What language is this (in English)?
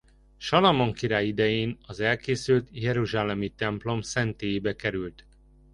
Hungarian